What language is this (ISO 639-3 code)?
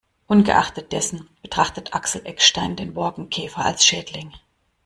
deu